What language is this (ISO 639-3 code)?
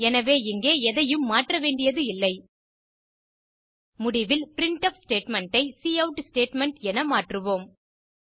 tam